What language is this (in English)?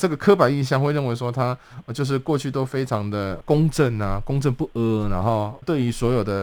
Chinese